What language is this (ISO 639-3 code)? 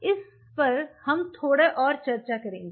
hin